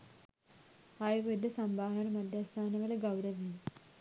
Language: Sinhala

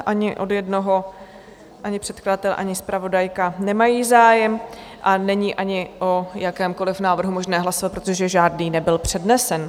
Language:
Czech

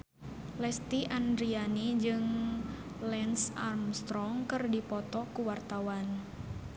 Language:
Sundanese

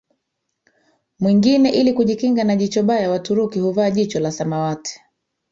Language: Swahili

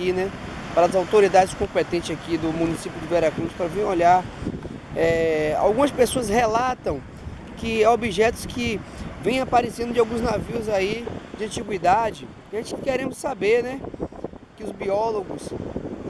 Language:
Portuguese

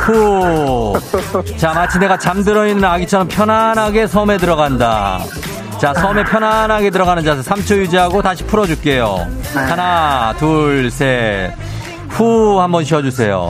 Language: Korean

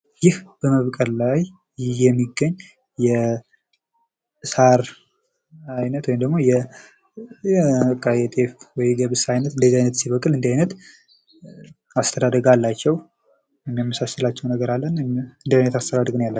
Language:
Amharic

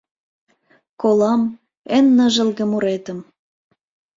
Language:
Mari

